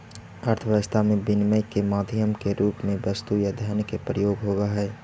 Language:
Magahi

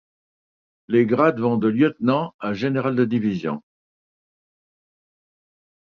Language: French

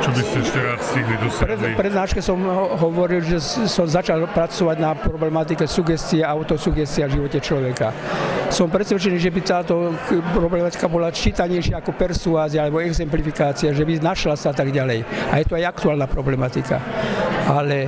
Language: Slovak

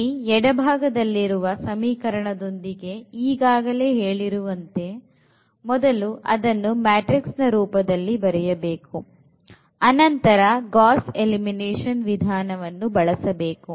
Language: Kannada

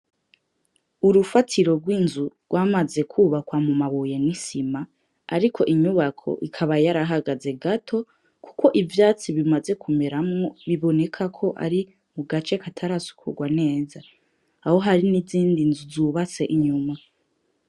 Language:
Rundi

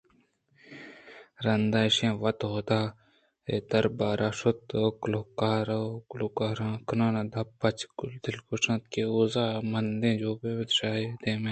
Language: Eastern Balochi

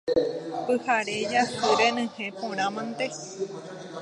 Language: Guarani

